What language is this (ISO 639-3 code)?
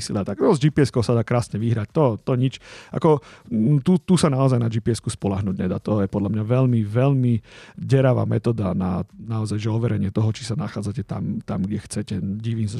slk